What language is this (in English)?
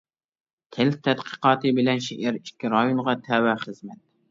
Uyghur